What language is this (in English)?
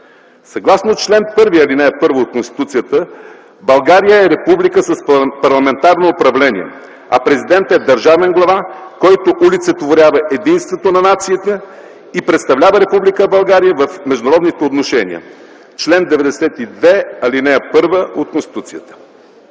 Bulgarian